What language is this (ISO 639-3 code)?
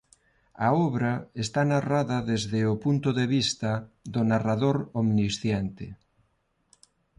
glg